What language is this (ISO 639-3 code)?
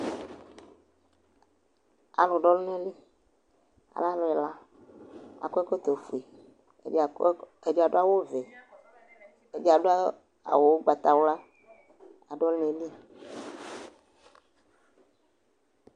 kpo